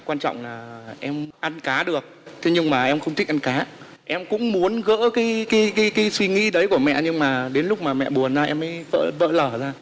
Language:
Vietnamese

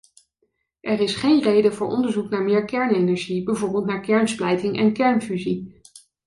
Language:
Dutch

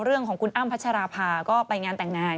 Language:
Thai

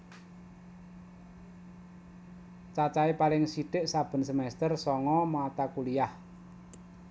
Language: Javanese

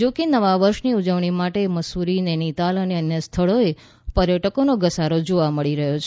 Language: Gujarati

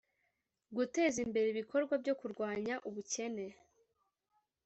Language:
Kinyarwanda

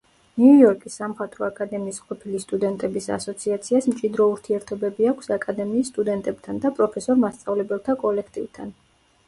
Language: Georgian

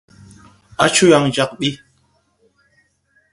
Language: Tupuri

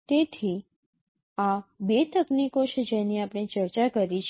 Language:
Gujarati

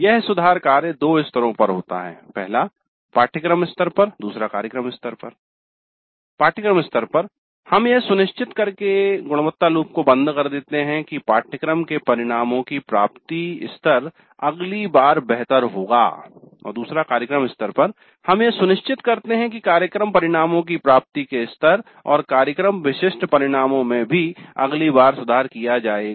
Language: Hindi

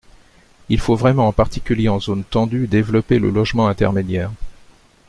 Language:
French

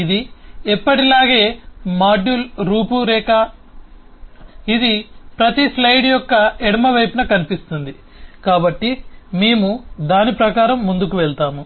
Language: Telugu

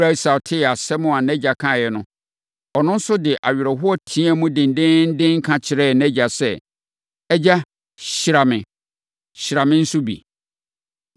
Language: Akan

